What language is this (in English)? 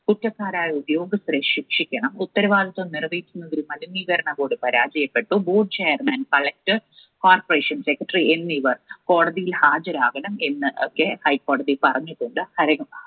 Malayalam